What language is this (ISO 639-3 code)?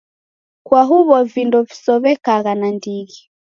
dav